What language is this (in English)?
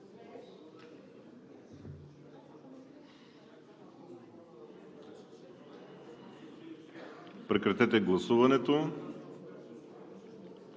Bulgarian